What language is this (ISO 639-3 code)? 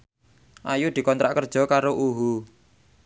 jav